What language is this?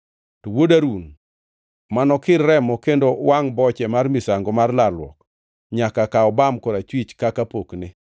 Luo (Kenya and Tanzania)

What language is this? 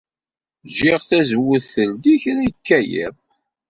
Kabyle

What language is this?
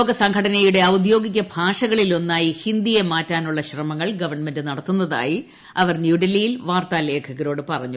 Malayalam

